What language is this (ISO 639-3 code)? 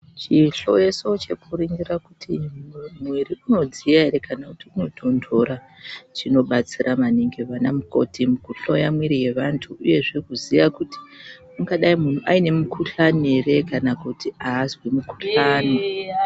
ndc